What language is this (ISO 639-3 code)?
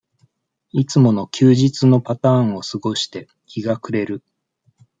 jpn